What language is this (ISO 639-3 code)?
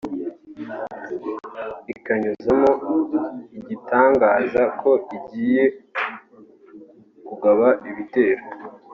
kin